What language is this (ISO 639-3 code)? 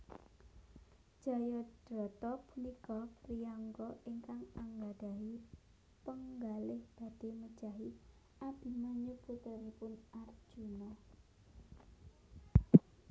jav